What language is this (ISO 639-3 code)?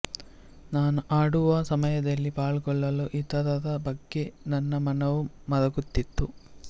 kan